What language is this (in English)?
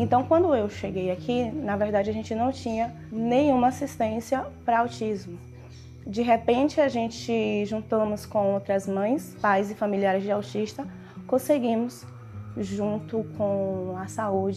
Portuguese